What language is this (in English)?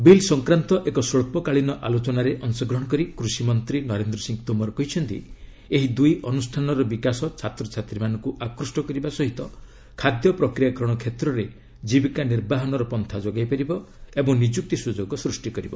Odia